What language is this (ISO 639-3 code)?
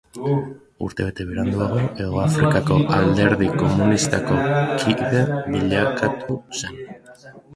eus